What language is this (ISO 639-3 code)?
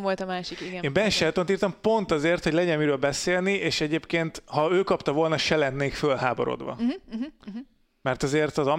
hun